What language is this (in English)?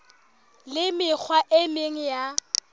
Southern Sotho